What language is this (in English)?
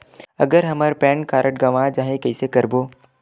Chhattisgarhi